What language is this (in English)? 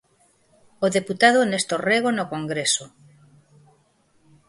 Galician